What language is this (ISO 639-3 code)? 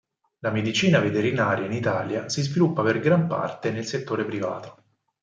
ita